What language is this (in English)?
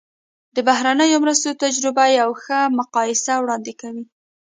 Pashto